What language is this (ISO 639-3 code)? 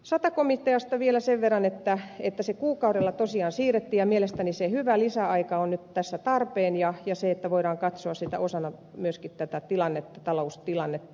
fin